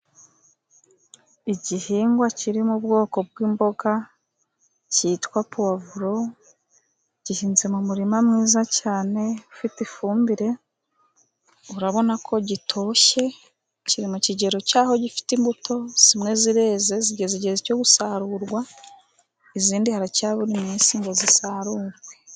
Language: Kinyarwanda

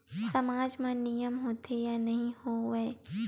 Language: Chhattisgarhi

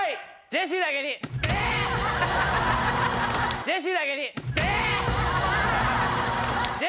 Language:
Japanese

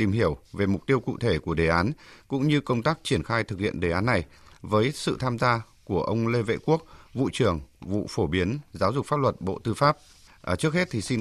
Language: Vietnamese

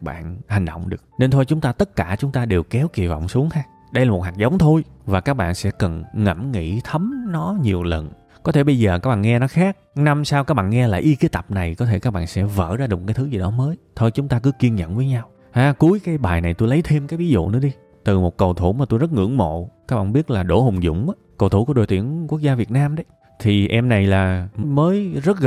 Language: Vietnamese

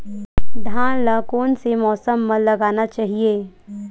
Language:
Chhattisgarhi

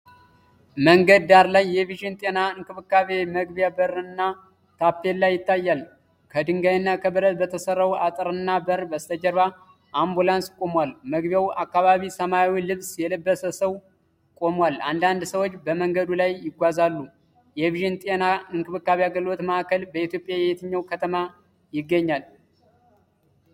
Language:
Amharic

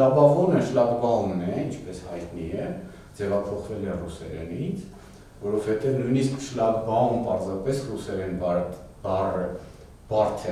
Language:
Romanian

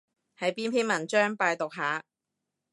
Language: Cantonese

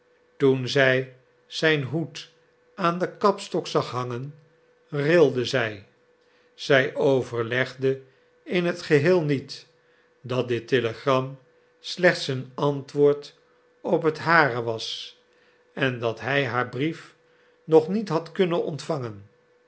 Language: Dutch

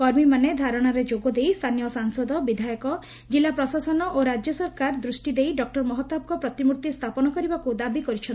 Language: Odia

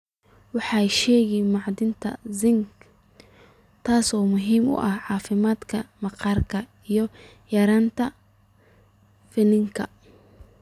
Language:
Somali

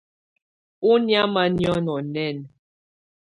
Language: Tunen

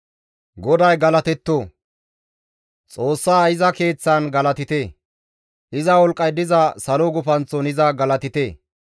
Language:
Gamo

